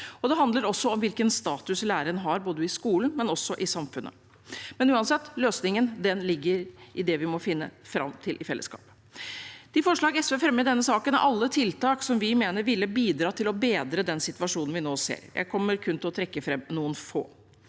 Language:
Norwegian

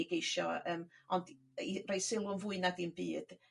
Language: Welsh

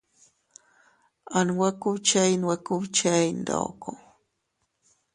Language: Teutila Cuicatec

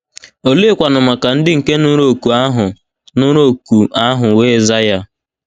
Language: Igbo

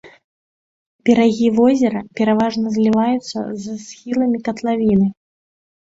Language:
Belarusian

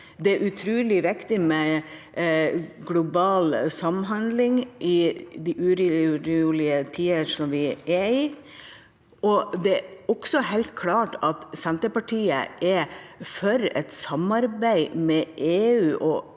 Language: Norwegian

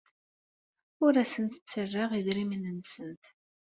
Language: Kabyle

